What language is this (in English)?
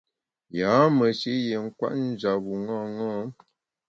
Bamun